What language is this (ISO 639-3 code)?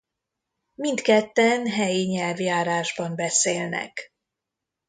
hun